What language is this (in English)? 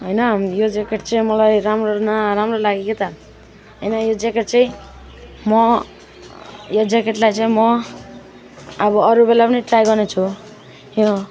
Nepali